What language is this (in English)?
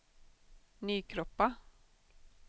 Swedish